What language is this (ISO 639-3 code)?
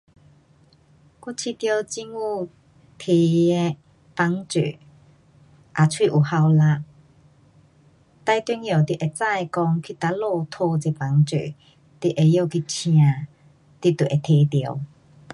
cpx